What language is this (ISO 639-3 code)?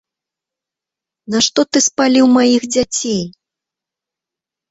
bel